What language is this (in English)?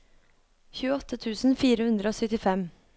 Norwegian